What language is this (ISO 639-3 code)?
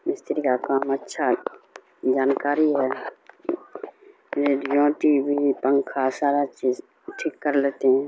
urd